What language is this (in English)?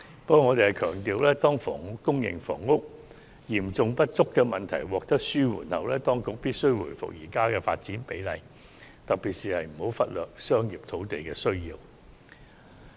Cantonese